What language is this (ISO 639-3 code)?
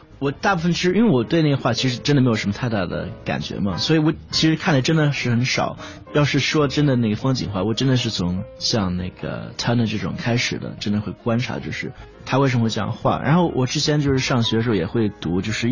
zho